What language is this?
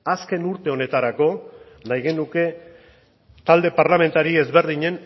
Basque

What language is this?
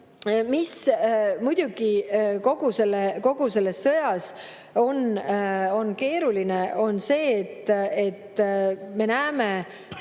Estonian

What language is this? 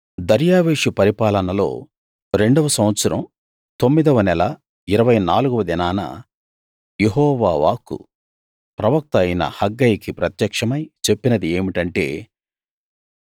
Telugu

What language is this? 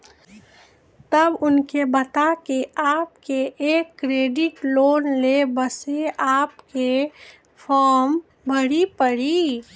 Maithili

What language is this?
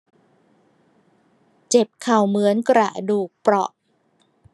Thai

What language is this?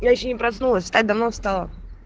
Russian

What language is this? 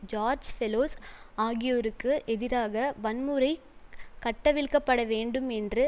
Tamil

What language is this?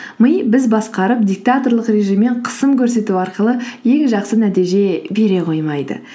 Kazakh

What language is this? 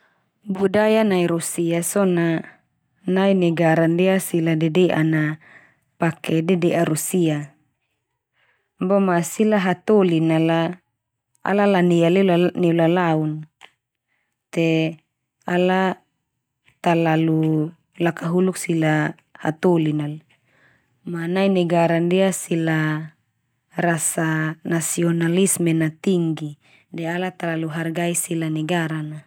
Termanu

